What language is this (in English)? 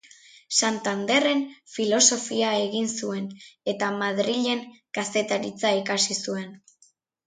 Basque